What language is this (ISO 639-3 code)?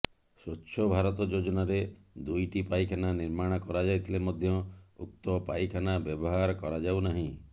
ori